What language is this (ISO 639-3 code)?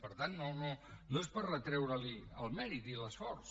cat